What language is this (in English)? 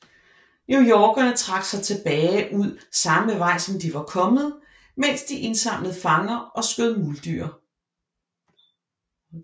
Danish